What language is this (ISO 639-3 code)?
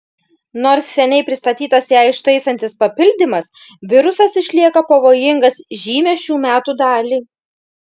lit